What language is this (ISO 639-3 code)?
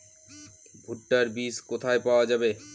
ben